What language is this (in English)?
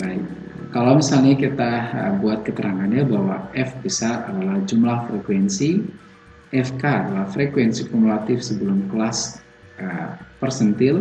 Indonesian